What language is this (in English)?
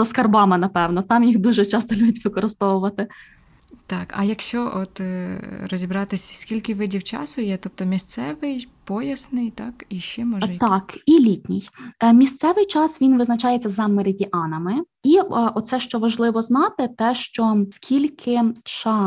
Ukrainian